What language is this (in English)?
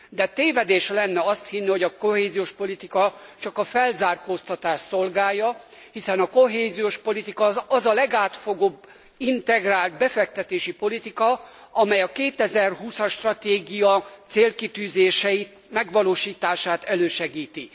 Hungarian